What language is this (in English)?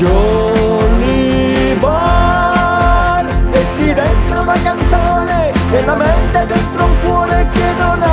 Italian